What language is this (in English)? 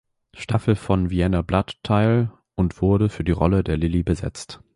German